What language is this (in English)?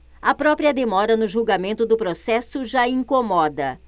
Portuguese